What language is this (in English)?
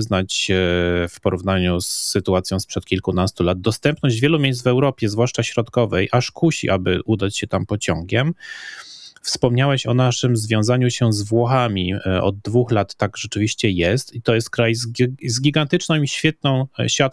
Polish